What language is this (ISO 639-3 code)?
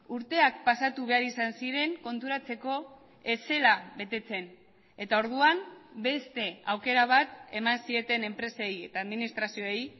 eus